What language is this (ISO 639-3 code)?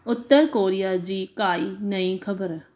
snd